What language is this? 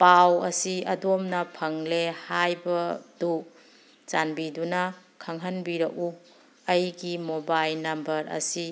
Manipuri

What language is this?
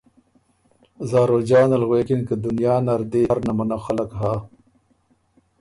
Ormuri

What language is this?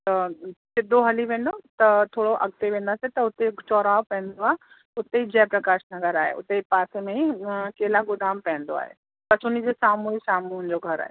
Sindhi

